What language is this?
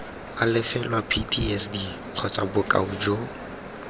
Tswana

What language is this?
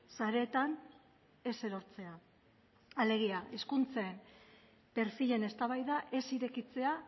Basque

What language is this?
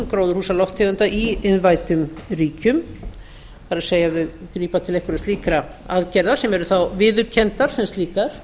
Icelandic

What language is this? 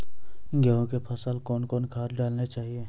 Maithili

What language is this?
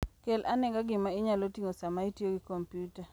Luo (Kenya and Tanzania)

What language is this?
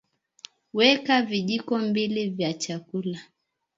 Swahili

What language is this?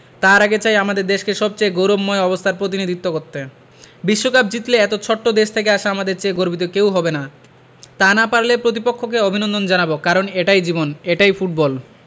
Bangla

